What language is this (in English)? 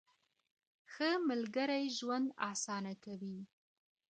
Pashto